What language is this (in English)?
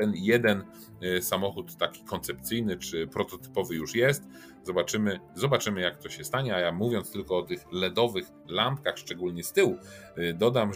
Polish